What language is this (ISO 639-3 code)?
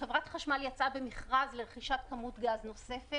heb